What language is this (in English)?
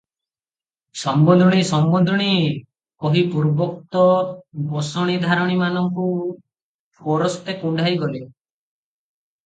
Odia